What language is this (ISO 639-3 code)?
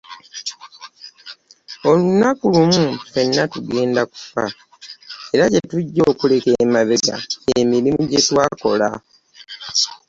lug